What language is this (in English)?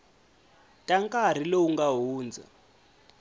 Tsonga